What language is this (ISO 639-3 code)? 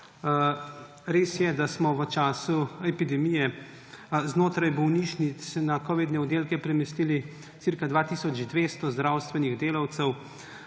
slv